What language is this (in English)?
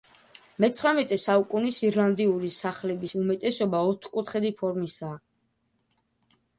Georgian